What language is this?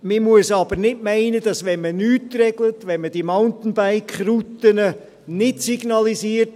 Swiss German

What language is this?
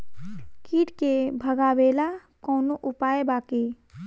Bhojpuri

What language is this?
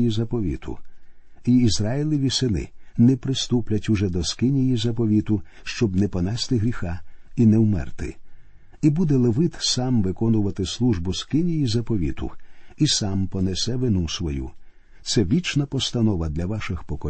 Ukrainian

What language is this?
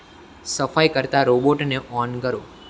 Gujarati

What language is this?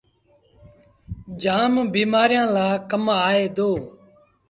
Sindhi Bhil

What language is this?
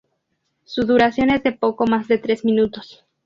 Spanish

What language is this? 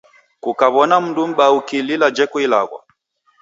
Taita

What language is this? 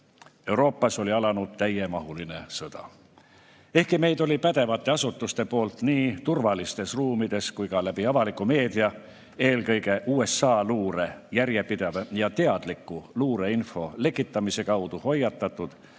Estonian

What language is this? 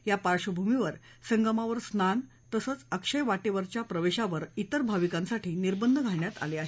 Marathi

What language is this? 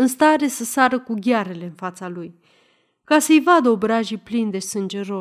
Romanian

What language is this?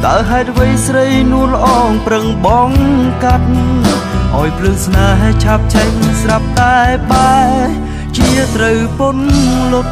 Thai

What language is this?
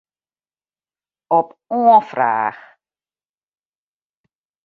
Western Frisian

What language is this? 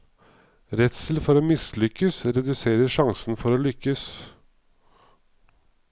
Norwegian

